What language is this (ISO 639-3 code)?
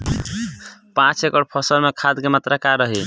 bho